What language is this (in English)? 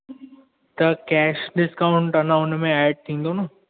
Sindhi